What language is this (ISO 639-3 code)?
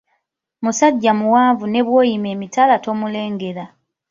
lug